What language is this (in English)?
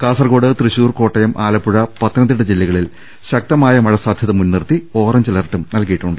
Malayalam